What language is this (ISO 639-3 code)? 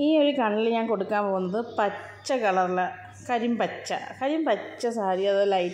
tha